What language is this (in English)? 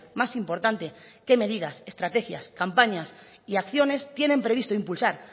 Spanish